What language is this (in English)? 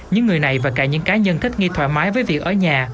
Vietnamese